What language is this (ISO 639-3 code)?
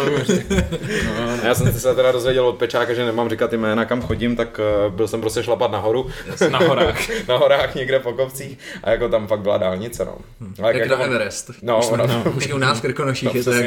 ces